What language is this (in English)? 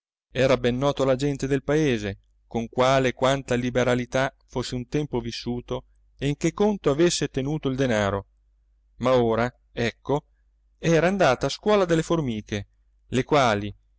Italian